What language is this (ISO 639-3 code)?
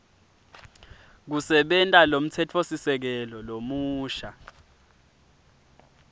ssw